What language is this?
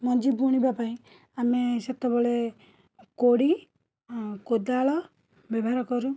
Odia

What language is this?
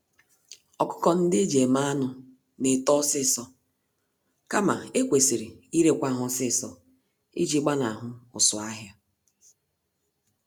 Igbo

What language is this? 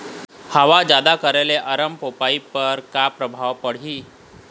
Chhattisgarhi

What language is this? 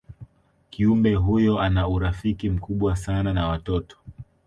Swahili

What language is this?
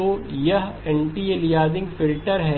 Hindi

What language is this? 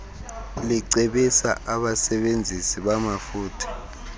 Xhosa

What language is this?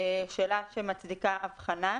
Hebrew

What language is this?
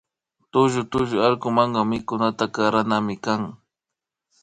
Imbabura Highland Quichua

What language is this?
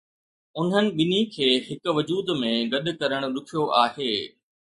Sindhi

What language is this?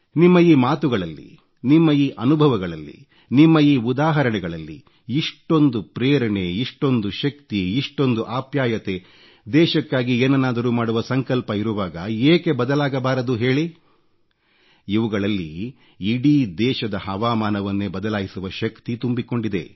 Kannada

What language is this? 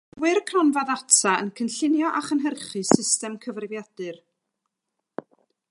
Welsh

